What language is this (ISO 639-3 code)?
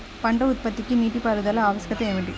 tel